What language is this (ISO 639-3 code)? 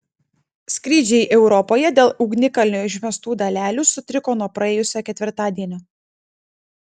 lit